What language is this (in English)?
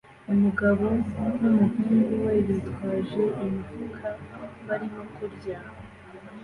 Kinyarwanda